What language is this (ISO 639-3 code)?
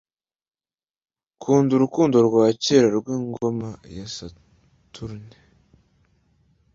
kin